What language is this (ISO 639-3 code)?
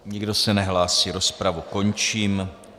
ces